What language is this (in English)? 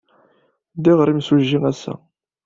Kabyle